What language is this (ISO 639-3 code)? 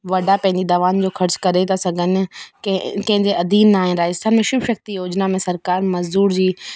snd